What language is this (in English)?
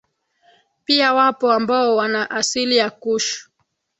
Swahili